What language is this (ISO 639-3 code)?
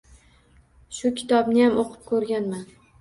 uzb